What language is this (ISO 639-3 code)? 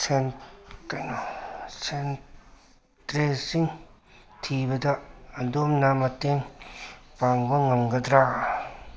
mni